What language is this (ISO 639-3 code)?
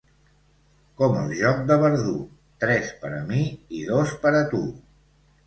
cat